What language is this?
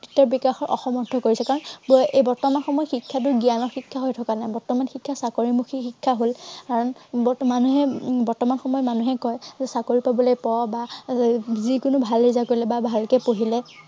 Assamese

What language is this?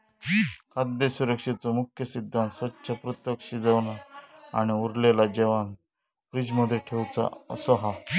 Marathi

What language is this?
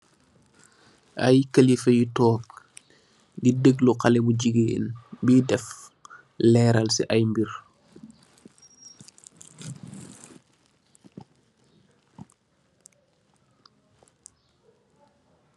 Wolof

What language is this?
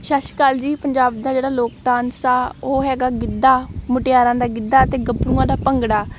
Punjabi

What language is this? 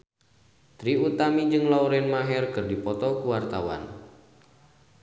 Sundanese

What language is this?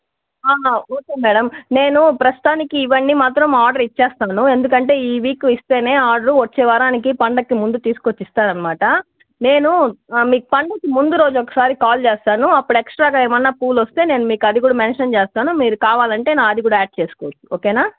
Telugu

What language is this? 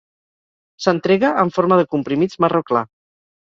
Catalan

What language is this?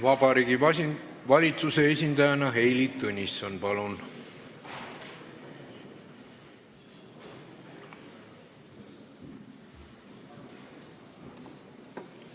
Estonian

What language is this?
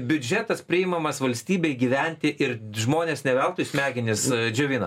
Lithuanian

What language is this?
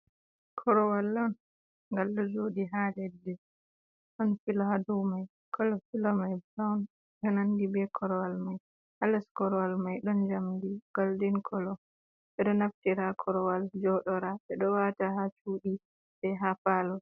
Fula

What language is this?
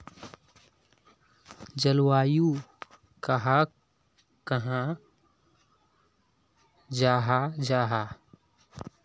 Magahi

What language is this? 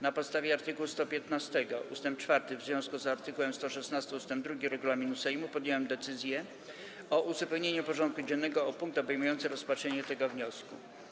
Polish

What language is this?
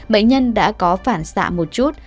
Vietnamese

